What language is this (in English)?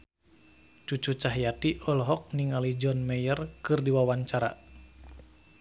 Sundanese